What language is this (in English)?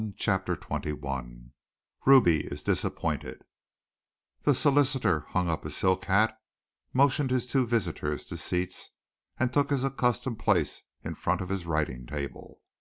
English